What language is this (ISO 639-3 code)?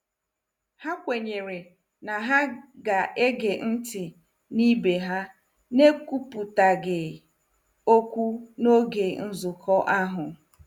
ibo